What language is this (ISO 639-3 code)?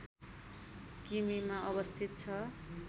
nep